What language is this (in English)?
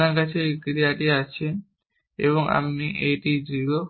Bangla